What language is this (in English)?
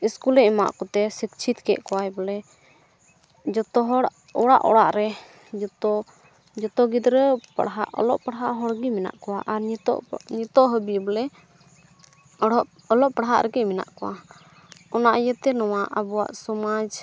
Santali